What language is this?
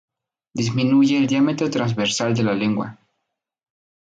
Spanish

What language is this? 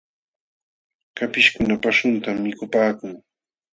Jauja Wanca Quechua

